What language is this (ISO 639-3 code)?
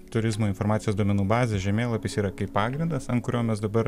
lit